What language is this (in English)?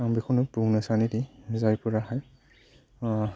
Bodo